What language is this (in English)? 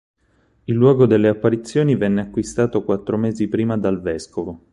Italian